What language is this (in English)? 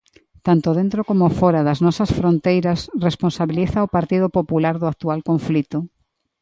Galician